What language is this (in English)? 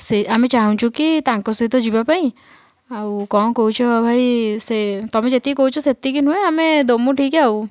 Odia